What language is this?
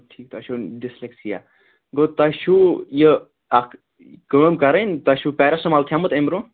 Kashmiri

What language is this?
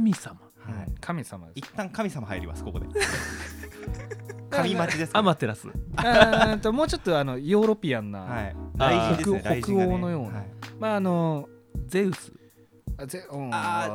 Japanese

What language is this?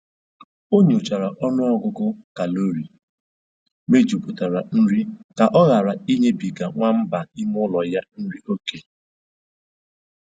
Igbo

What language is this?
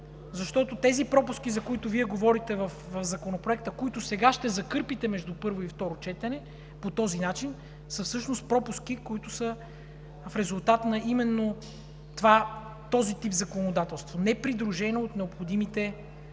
Bulgarian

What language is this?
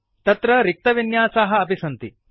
Sanskrit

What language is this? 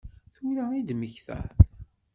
Kabyle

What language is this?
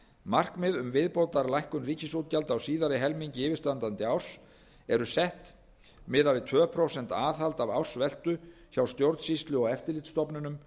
Icelandic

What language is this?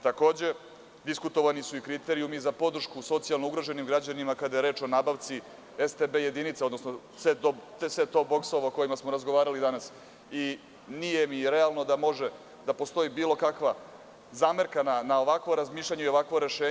Serbian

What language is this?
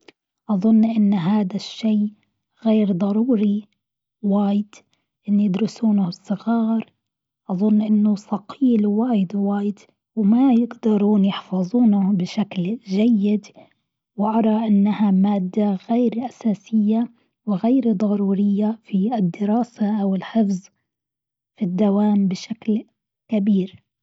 Gulf Arabic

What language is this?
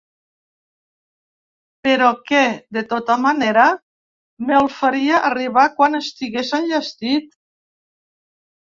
Catalan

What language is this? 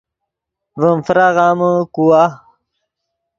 Yidgha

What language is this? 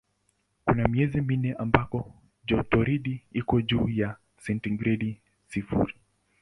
Swahili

